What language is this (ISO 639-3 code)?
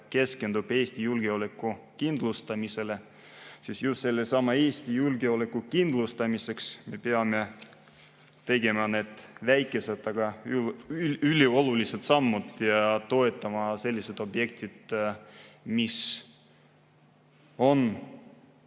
est